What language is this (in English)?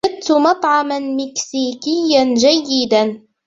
Arabic